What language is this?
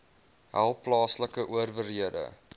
Afrikaans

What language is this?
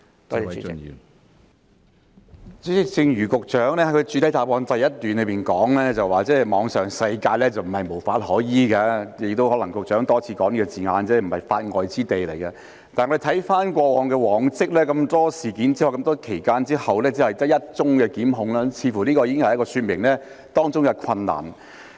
Cantonese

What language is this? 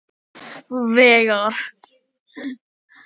Icelandic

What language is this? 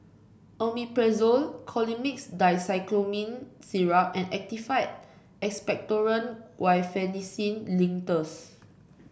English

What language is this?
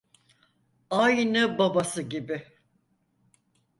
Turkish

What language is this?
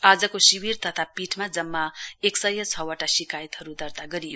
Nepali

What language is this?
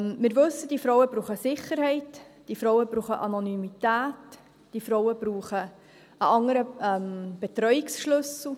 Swiss German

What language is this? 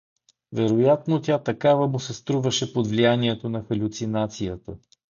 Bulgarian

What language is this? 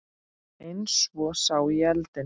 Icelandic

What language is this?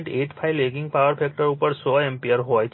Gujarati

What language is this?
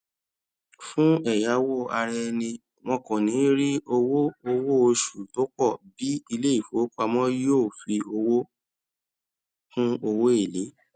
Yoruba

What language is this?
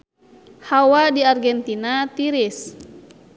Sundanese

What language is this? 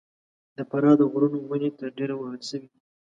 Pashto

